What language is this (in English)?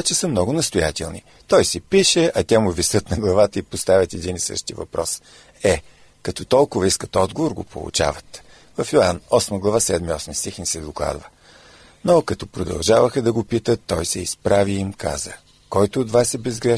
Bulgarian